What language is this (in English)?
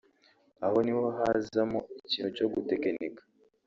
Kinyarwanda